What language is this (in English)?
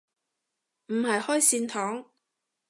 Cantonese